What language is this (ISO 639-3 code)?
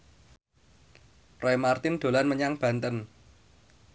jav